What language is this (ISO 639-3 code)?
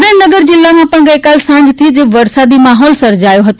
guj